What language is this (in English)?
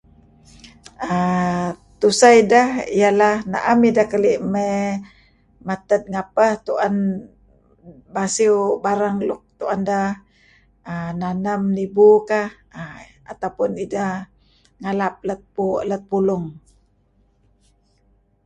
Kelabit